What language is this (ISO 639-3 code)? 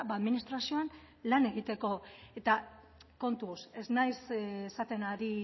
eus